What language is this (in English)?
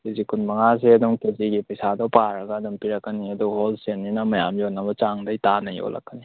Manipuri